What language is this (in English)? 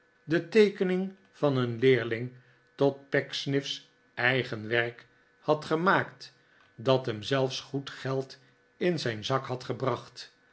Dutch